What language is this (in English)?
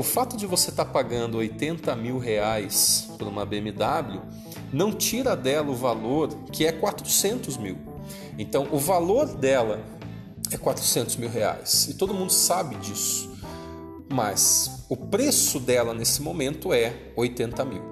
Portuguese